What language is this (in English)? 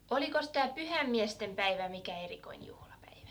Finnish